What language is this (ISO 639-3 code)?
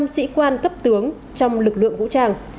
vie